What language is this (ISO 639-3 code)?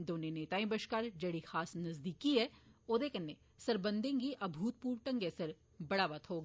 doi